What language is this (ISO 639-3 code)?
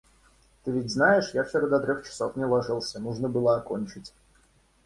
rus